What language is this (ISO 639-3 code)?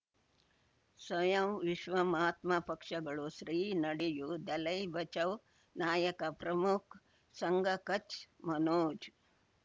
kan